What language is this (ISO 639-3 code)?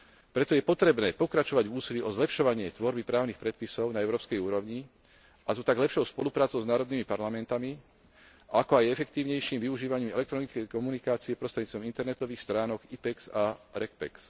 slk